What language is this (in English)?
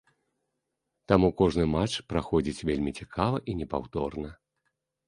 Belarusian